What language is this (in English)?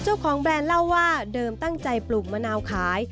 Thai